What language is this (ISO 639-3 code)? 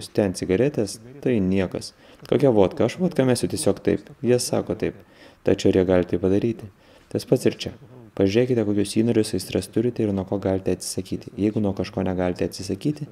lit